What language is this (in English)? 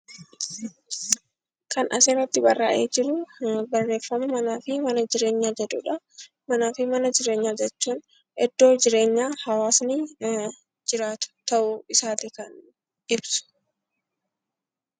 Oromo